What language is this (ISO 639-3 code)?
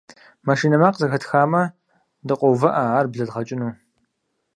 kbd